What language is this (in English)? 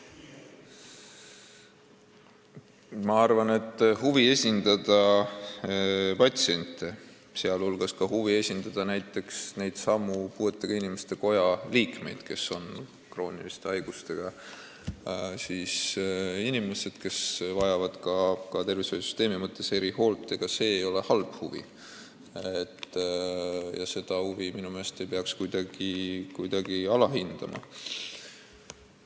Estonian